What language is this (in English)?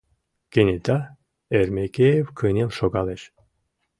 Mari